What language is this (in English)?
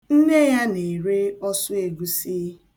Igbo